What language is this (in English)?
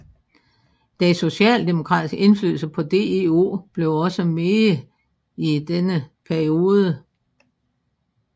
Danish